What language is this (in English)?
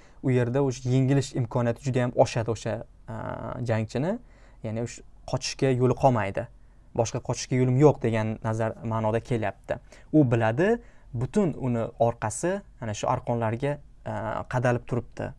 Uzbek